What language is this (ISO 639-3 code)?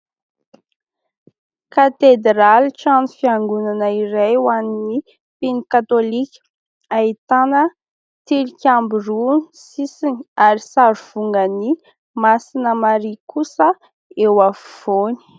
mlg